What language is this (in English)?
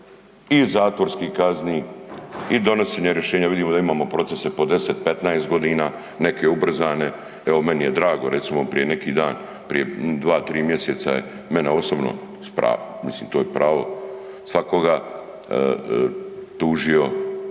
Croatian